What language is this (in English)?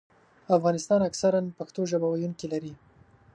Pashto